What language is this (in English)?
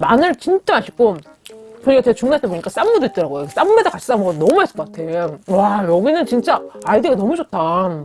Korean